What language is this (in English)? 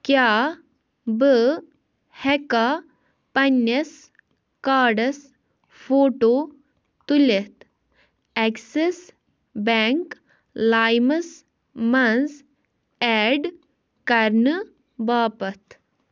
Kashmiri